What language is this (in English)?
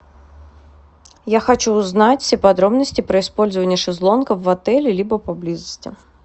Russian